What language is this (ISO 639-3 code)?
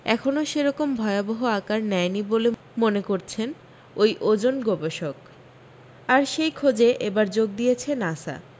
ben